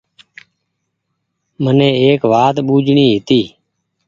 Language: Goaria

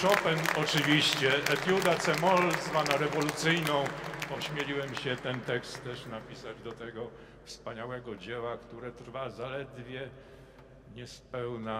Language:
Polish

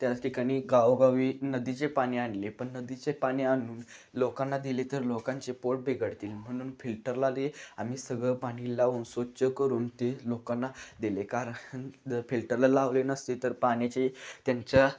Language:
Marathi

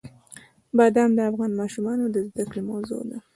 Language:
Pashto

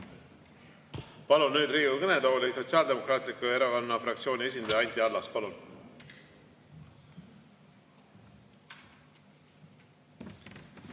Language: Estonian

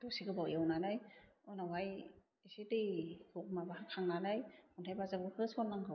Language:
Bodo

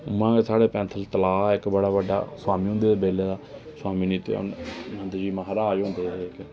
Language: Dogri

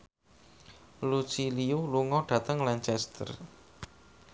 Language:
Javanese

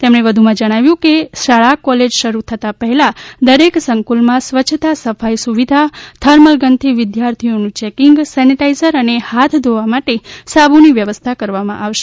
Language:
Gujarati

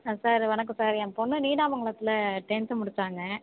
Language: Tamil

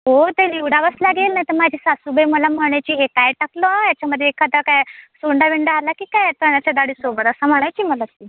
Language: Marathi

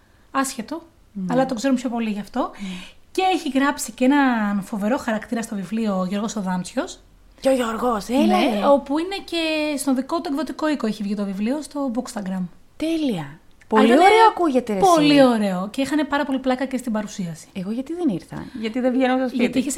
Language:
Greek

